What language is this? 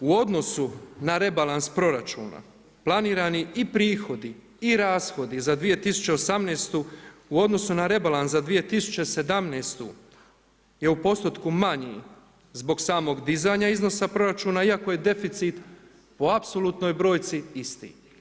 Croatian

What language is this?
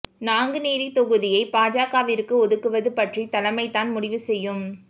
Tamil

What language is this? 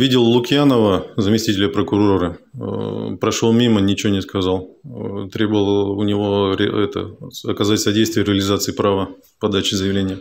Russian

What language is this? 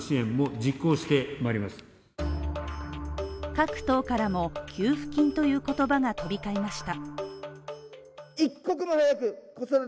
Japanese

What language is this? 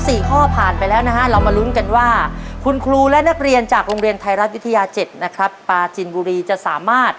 Thai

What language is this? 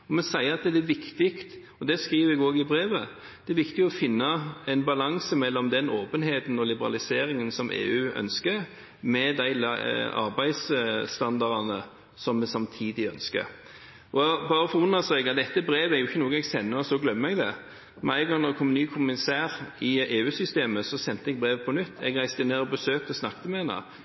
Norwegian Bokmål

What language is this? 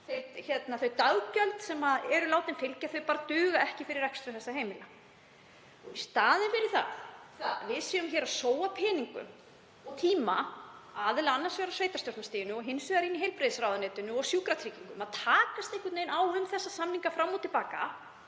Icelandic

